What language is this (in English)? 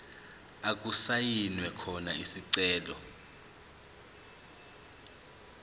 Zulu